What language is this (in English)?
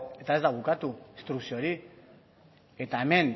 Basque